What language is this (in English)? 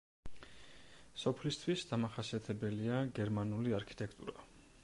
Georgian